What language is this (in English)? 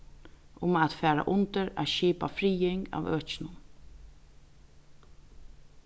Faroese